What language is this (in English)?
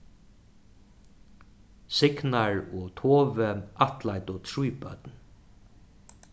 Faroese